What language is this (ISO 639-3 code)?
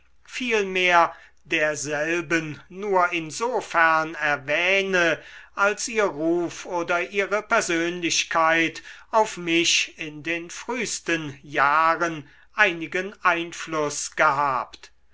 deu